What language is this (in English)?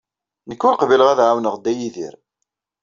Kabyle